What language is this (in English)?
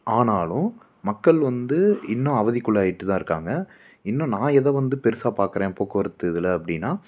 Tamil